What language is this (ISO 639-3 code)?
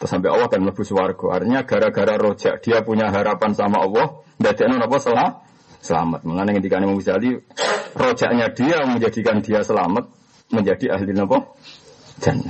ind